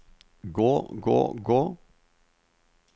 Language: Norwegian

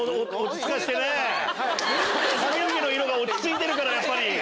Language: Japanese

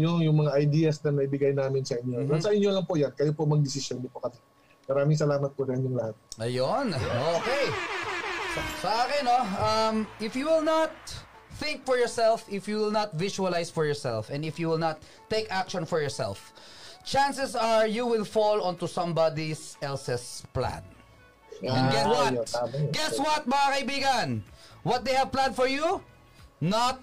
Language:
Filipino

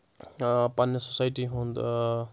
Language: Kashmiri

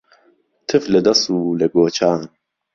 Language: Central Kurdish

